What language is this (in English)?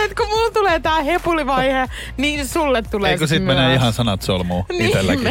Finnish